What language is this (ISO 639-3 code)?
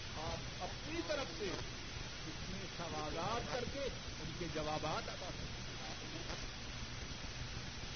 urd